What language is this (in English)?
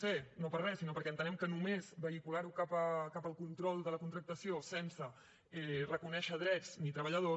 Catalan